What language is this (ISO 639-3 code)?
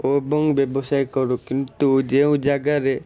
ori